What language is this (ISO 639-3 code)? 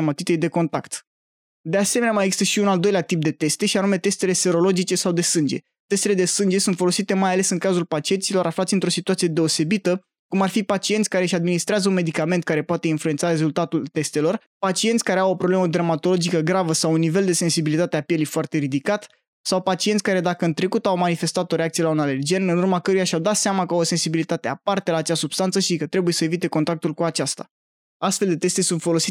ron